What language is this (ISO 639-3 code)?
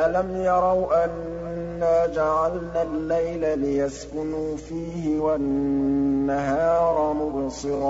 ara